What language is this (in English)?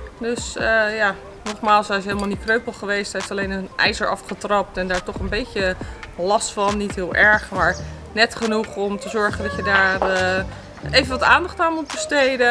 Dutch